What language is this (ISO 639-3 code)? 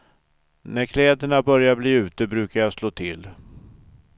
swe